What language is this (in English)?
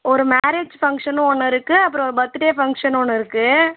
Tamil